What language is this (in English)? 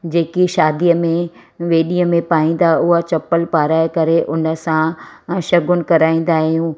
Sindhi